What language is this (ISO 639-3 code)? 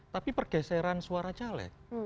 ind